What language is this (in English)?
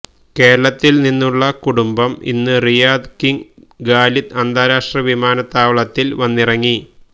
Malayalam